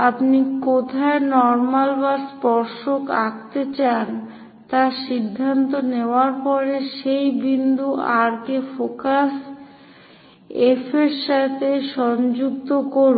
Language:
Bangla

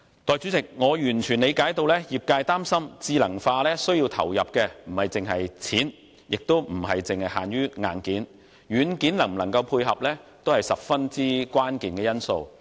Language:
Cantonese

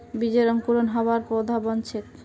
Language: Magahi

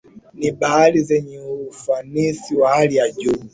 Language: Swahili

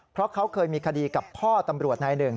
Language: Thai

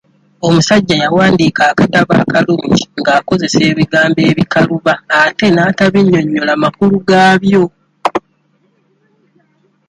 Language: Ganda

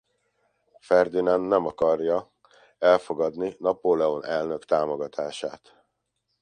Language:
Hungarian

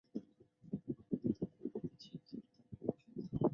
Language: Chinese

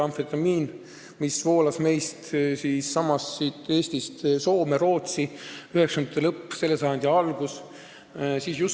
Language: Estonian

